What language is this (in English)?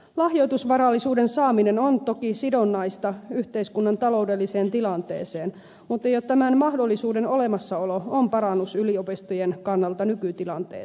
Finnish